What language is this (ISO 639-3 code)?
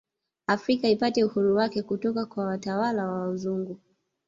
swa